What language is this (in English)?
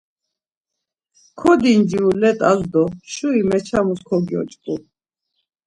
Laz